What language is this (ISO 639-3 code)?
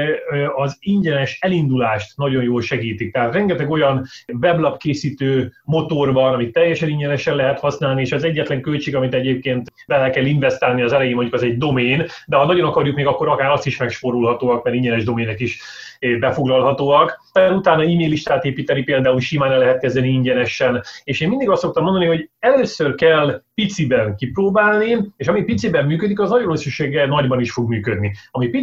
hun